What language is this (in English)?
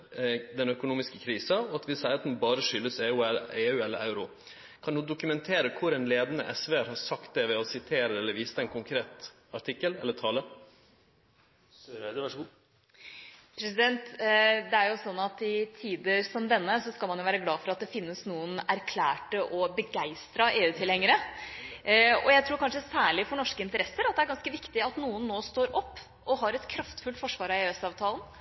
Norwegian